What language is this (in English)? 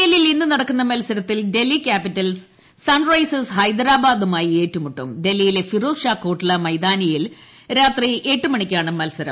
Malayalam